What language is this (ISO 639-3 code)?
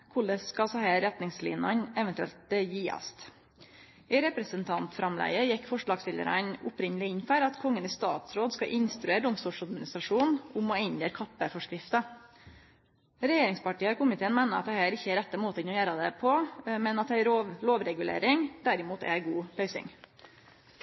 nno